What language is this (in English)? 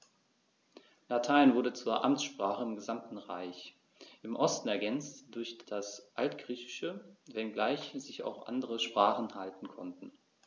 German